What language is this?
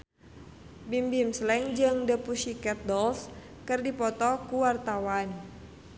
Sundanese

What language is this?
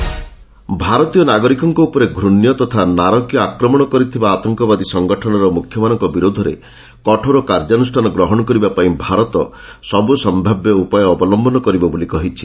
Odia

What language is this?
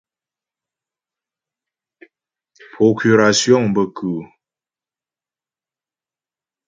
Ghomala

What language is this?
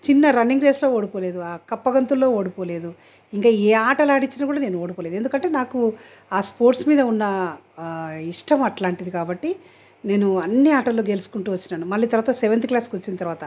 Telugu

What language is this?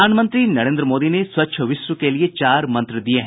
Hindi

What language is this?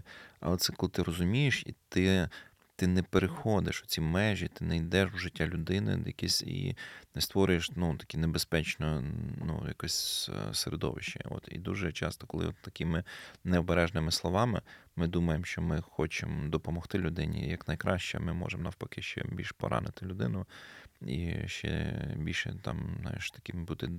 Ukrainian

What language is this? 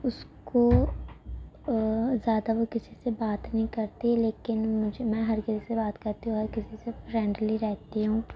Urdu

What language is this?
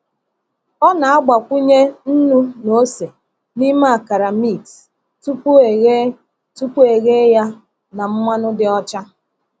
Igbo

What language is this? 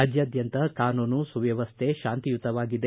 Kannada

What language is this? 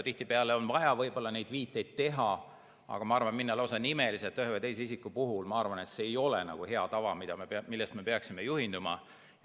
Estonian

